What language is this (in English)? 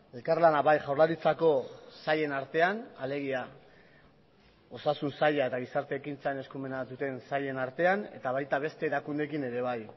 Basque